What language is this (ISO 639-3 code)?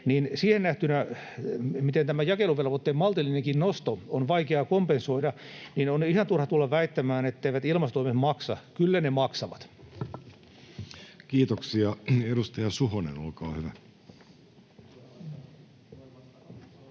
fin